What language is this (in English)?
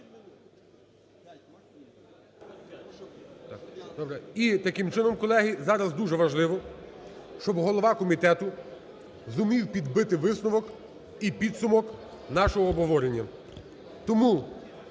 Ukrainian